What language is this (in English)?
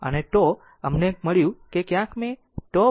Gujarati